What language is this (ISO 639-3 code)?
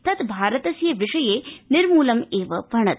san